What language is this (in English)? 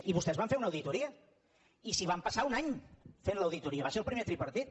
Catalan